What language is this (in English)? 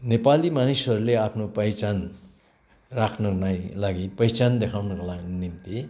Nepali